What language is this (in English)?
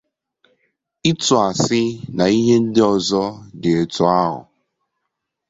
Igbo